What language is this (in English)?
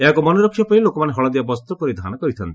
Odia